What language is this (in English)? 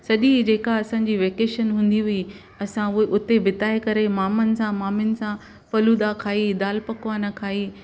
Sindhi